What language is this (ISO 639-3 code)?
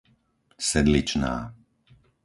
slk